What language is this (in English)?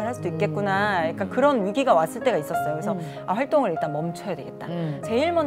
Korean